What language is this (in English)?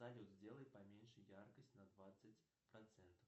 Russian